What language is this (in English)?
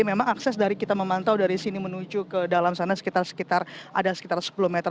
Indonesian